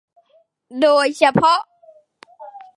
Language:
Thai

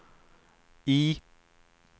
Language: Swedish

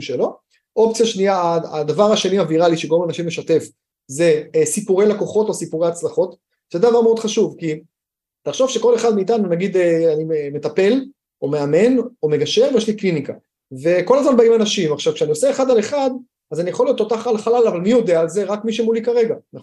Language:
Hebrew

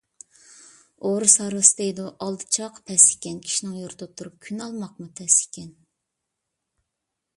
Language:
Uyghur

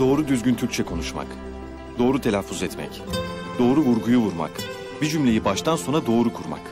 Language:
Turkish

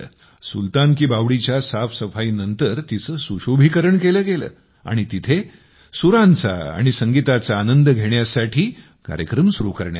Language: Marathi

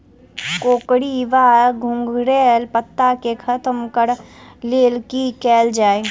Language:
Maithili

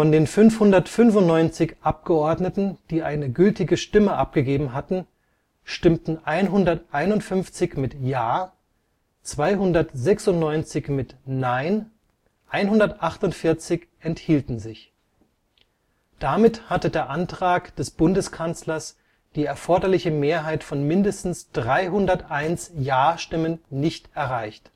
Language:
German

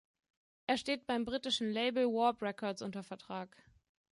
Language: German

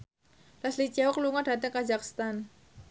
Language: Javanese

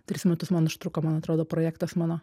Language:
Lithuanian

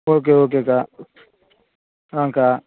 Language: Tamil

